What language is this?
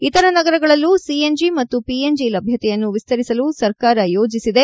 Kannada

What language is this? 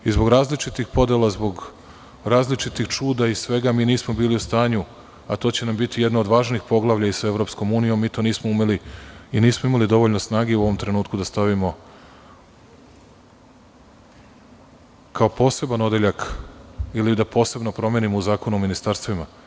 Serbian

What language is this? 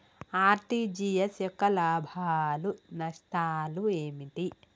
Telugu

